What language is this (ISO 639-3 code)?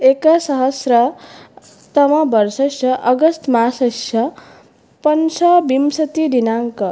san